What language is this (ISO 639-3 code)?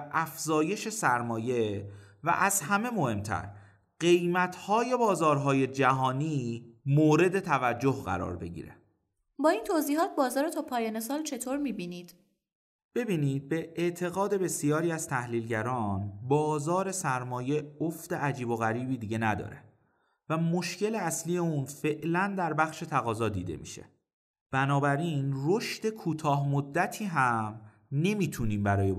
fas